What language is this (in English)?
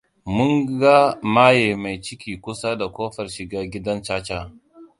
Hausa